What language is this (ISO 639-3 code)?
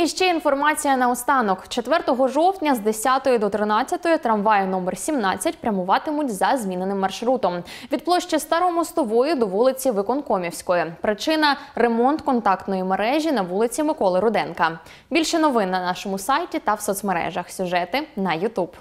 ukr